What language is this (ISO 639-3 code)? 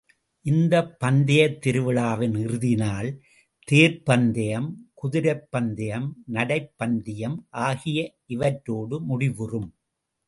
tam